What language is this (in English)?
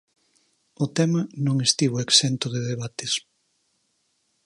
Galician